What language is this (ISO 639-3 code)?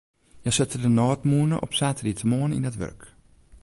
fry